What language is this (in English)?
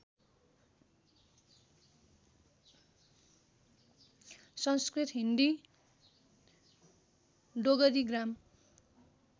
Nepali